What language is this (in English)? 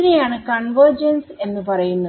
Malayalam